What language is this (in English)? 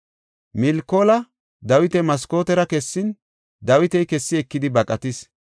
Gofa